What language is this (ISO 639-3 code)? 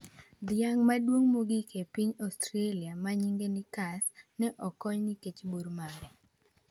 luo